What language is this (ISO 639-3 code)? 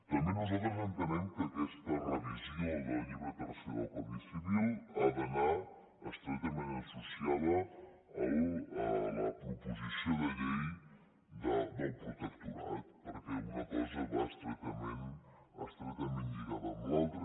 cat